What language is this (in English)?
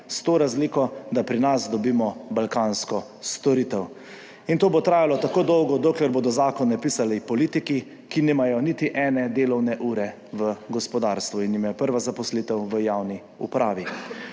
Slovenian